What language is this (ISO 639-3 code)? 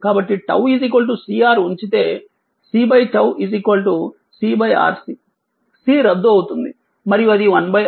tel